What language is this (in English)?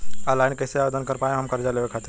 Bhojpuri